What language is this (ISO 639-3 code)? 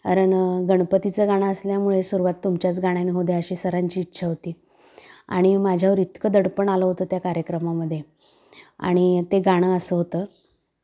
mar